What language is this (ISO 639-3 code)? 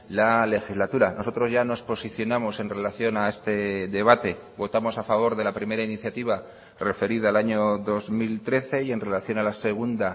spa